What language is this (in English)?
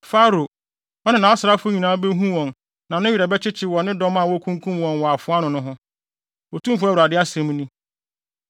Akan